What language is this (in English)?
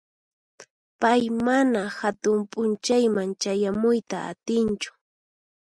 Puno Quechua